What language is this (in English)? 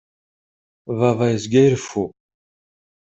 Kabyle